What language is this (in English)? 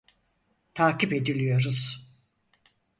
Turkish